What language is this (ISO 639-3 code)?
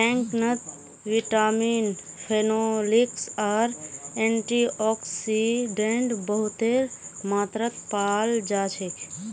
mag